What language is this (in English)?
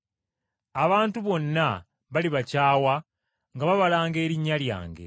Ganda